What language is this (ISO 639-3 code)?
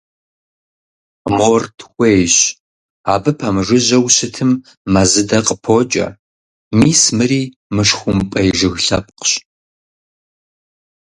kbd